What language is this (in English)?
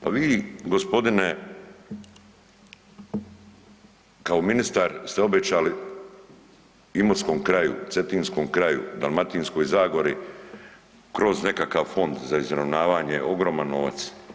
Croatian